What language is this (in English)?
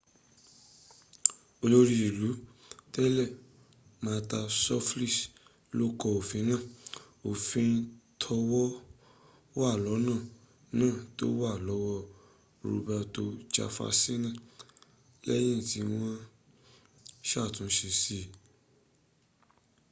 Yoruba